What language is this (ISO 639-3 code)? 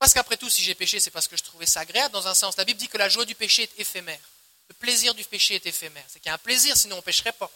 fra